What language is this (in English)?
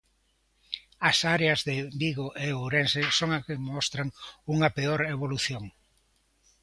Galician